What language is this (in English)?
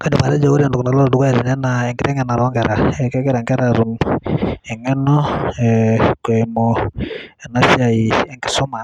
Masai